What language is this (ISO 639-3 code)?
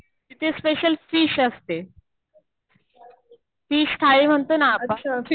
mar